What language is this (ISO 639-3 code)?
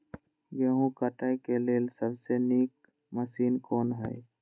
mai